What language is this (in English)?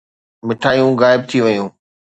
Sindhi